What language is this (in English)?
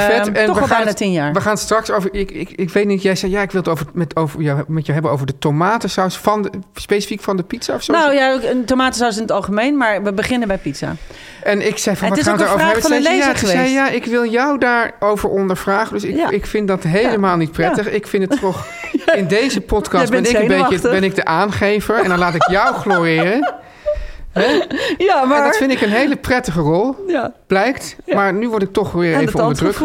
Dutch